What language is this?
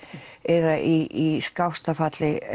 Icelandic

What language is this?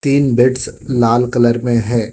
Hindi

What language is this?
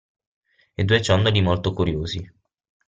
Italian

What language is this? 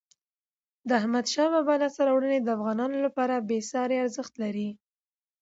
Pashto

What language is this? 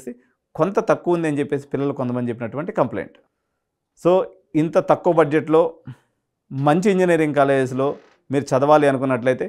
Telugu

